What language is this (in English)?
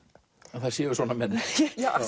Icelandic